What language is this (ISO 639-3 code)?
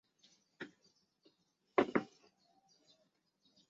zho